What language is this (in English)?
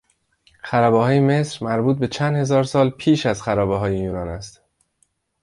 Persian